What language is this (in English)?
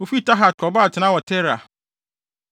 Akan